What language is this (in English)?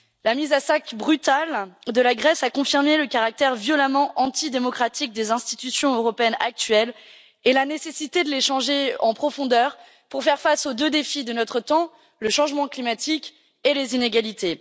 French